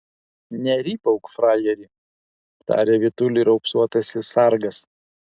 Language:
Lithuanian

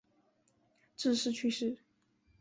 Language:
Chinese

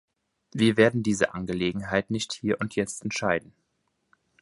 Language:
German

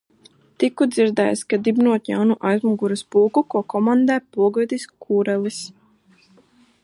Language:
Latvian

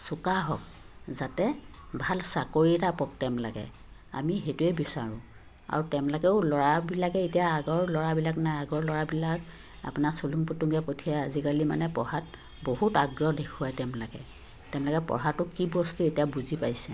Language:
Assamese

